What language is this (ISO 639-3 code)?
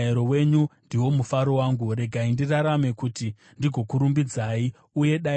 sna